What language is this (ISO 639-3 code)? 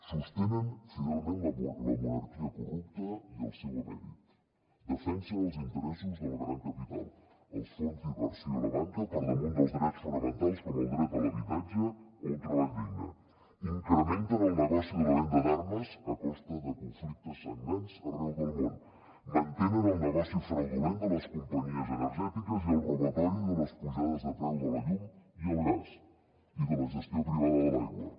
cat